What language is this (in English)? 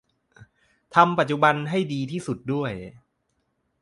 Thai